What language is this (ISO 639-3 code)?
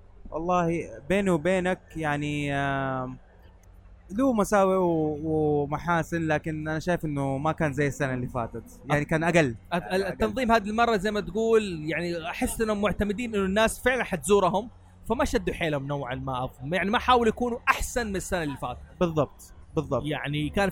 ara